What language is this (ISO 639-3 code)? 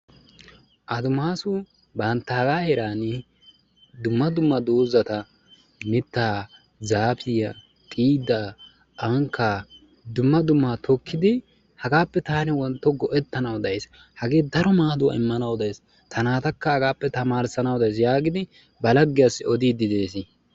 wal